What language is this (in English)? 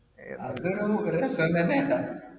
Malayalam